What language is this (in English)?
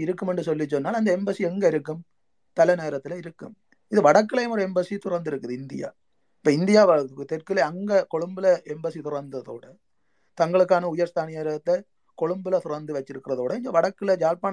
Tamil